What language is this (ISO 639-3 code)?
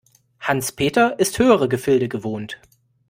deu